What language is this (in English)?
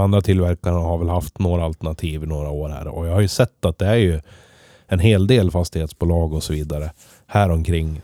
Swedish